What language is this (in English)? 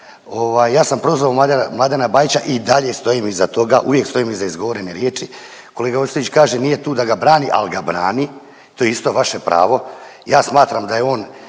Croatian